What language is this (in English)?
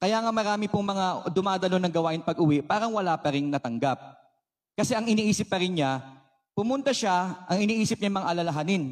Filipino